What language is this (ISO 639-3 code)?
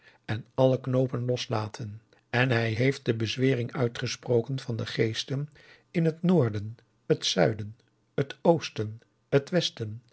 nld